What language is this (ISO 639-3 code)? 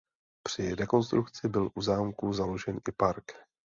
ces